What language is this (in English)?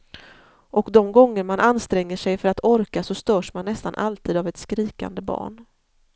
Swedish